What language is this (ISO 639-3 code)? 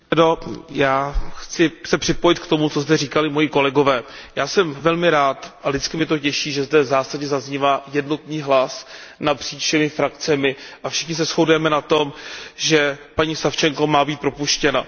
ces